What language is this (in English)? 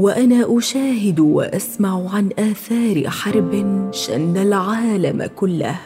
Arabic